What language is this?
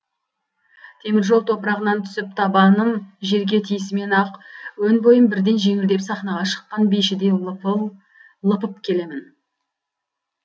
Kazakh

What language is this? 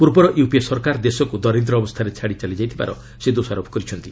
Odia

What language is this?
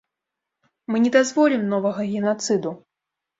Belarusian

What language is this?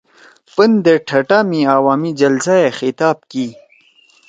Torwali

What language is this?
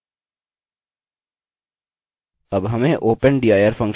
Hindi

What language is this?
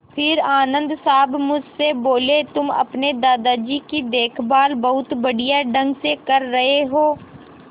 Hindi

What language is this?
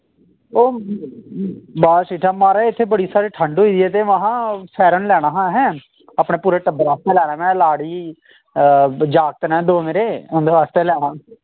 Dogri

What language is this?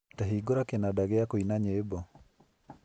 Kikuyu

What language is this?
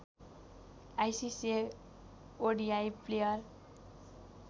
Nepali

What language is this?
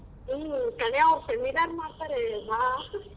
Kannada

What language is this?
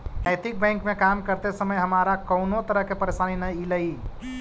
Magahi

